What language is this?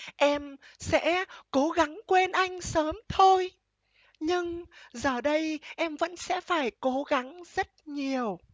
Vietnamese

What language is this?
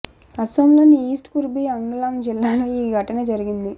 Telugu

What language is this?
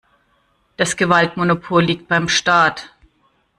German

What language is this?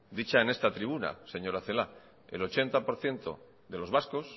Spanish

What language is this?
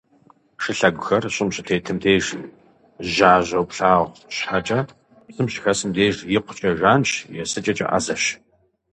Kabardian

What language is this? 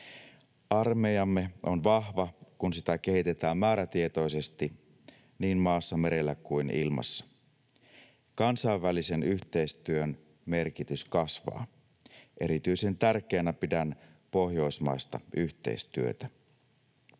Finnish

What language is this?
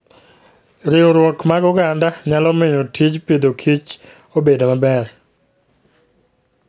Luo (Kenya and Tanzania)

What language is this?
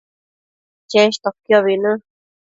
Matsés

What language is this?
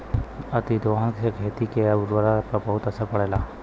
Bhojpuri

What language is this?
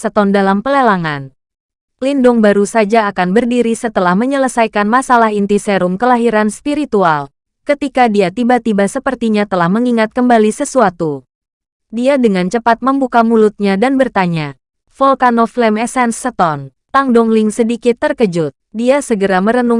Indonesian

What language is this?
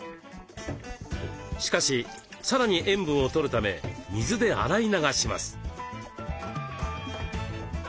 Japanese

